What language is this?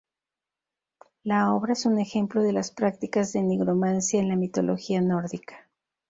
Spanish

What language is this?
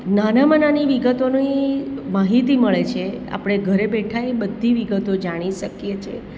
Gujarati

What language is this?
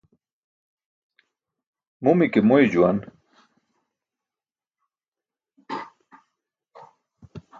Burushaski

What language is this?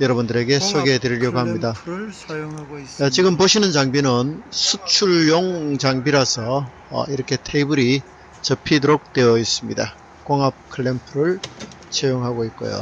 Korean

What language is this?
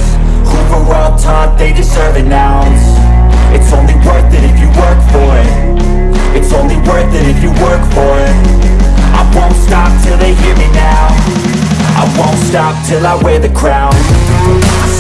English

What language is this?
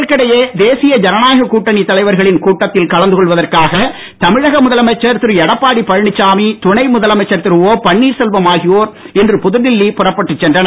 Tamil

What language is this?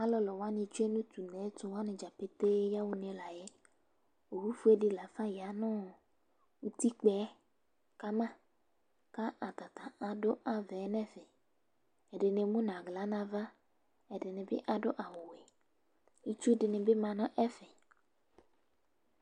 Ikposo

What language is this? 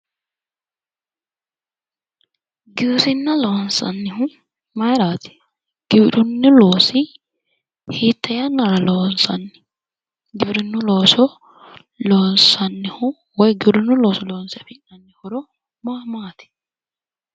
Sidamo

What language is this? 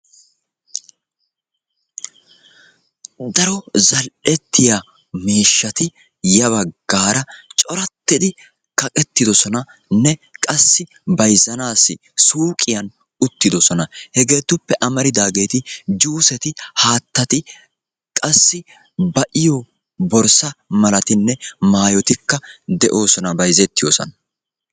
Wolaytta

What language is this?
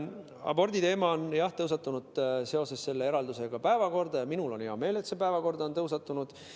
Estonian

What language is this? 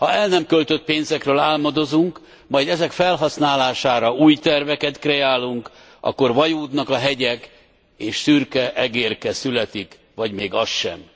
Hungarian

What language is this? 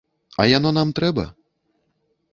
Belarusian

